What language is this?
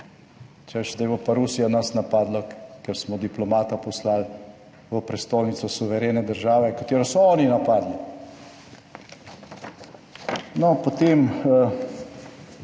Slovenian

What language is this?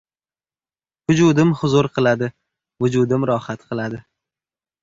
Uzbek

